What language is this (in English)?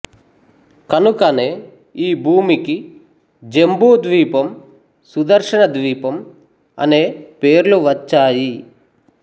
Telugu